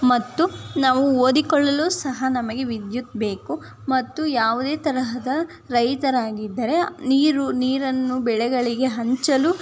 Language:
Kannada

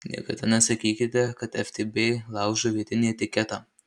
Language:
Lithuanian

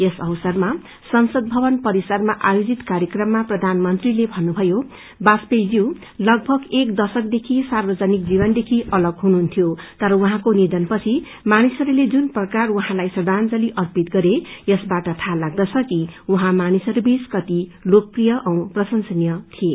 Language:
Nepali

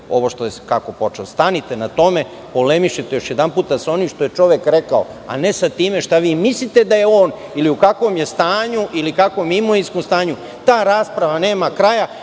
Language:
Serbian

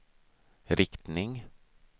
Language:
Swedish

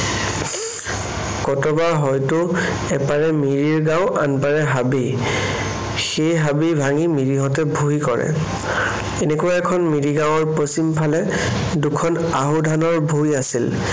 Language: Assamese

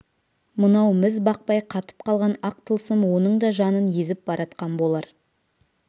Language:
Kazakh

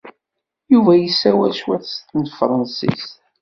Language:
Kabyle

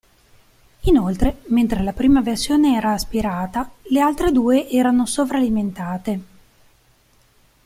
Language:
Italian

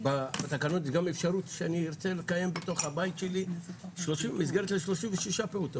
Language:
Hebrew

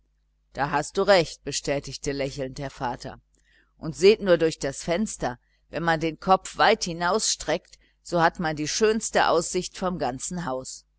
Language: German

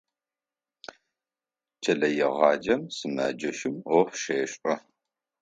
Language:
Adyghe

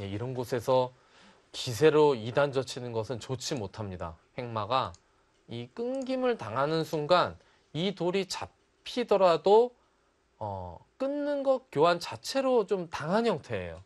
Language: Korean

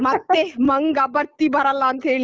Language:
Kannada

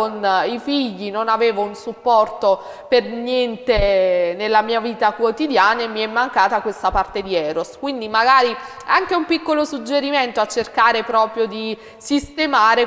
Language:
Italian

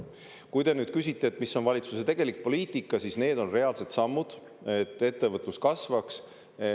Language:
Estonian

